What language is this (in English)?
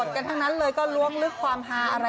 Thai